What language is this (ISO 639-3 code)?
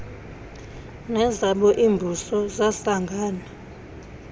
xho